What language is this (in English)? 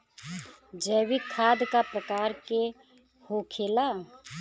Bhojpuri